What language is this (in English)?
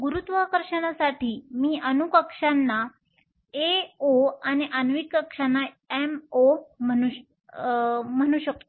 Marathi